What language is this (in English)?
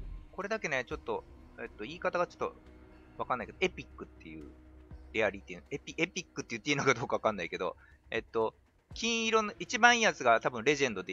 Japanese